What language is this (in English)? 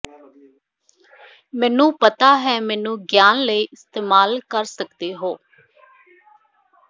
Punjabi